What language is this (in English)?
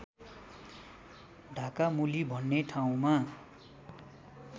Nepali